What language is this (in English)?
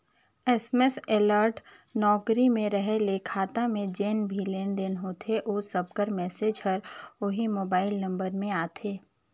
Chhattisgarhi